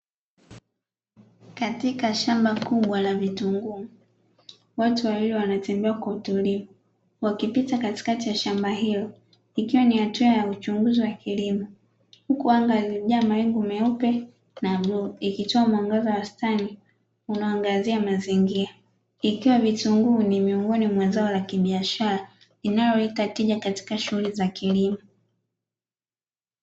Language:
Swahili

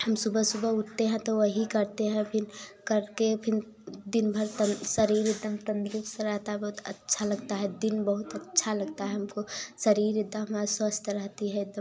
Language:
Hindi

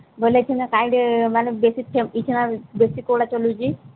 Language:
Odia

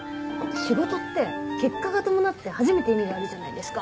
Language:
Japanese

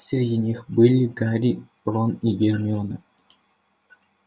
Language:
Russian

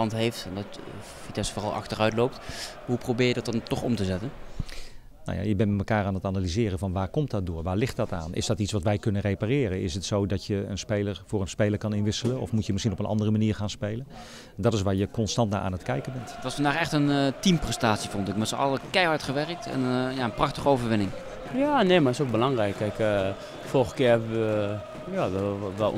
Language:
Dutch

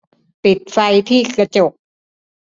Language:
Thai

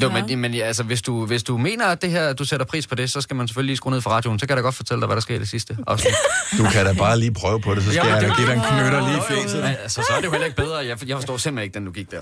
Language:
Danish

